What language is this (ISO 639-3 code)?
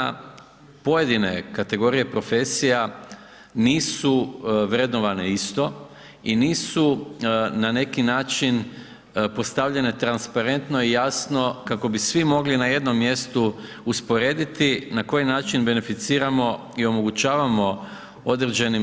hrv